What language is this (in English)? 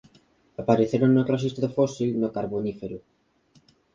Galician